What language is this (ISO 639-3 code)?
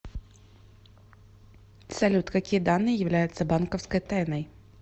rus